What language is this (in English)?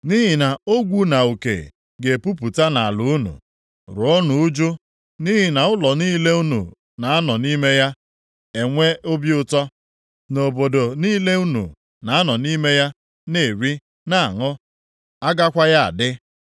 Igbo